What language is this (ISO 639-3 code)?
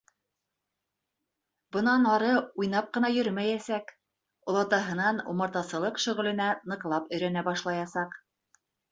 bak